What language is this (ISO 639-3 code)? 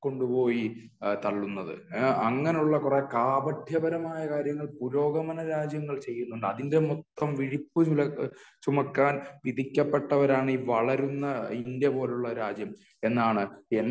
mal